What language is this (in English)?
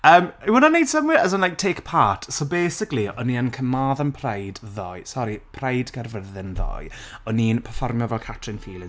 Welsh